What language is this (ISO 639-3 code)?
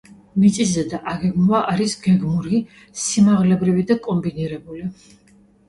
kat